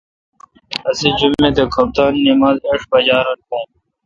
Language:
Kalkoti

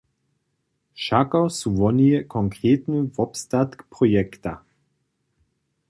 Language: Upper Sorbian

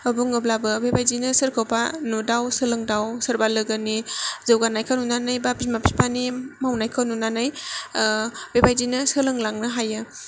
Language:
Bodo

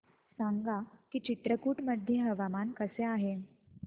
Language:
Marathi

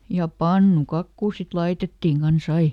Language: Finnish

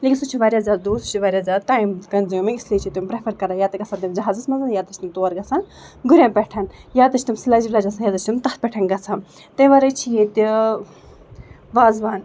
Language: Kashmiri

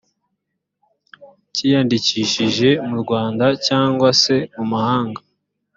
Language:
Kinyarwanda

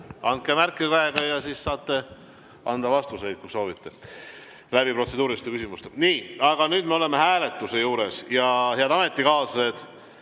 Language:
Estonian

